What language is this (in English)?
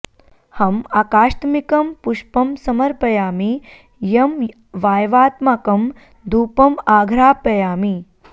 Sanskrit